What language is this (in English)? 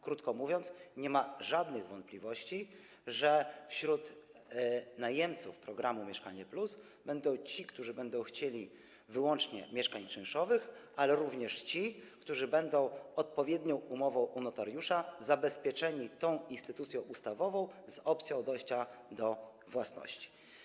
Polish